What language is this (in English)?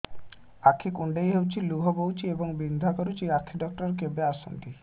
Odia